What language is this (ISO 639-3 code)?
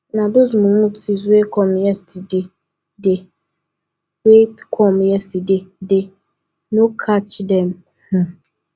pcm